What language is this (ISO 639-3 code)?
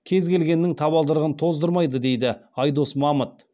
kaz